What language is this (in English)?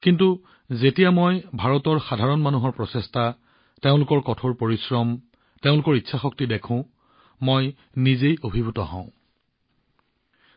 Assamese